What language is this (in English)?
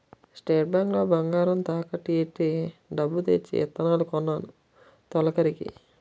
Telugu